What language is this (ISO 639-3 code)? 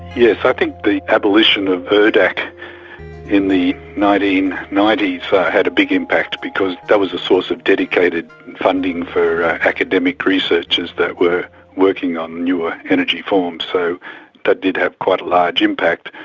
eng